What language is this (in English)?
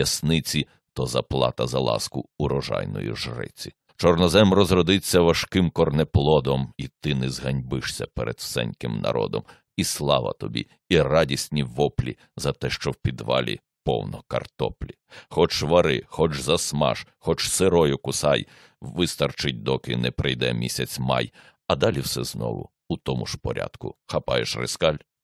Ukrainian